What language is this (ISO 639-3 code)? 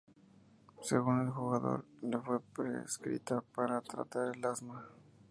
spa